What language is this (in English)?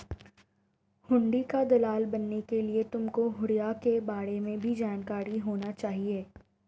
Hindi